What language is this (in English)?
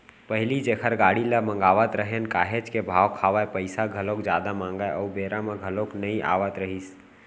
Chhattisgarhi